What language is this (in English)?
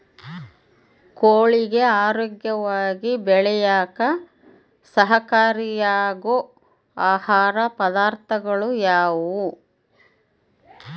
Kannada